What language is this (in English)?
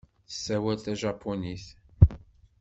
Kabyle